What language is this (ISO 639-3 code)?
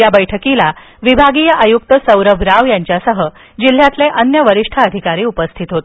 mar